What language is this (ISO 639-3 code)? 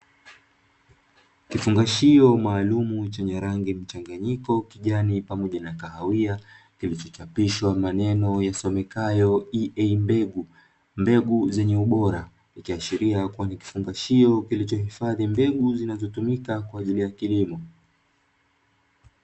swa